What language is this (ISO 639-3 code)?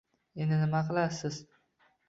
uzb